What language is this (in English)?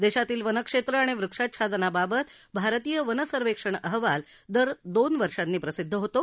Marathi